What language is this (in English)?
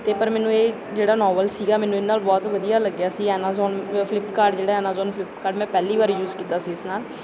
Punjabi